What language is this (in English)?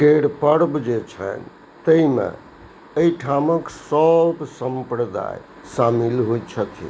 Maithili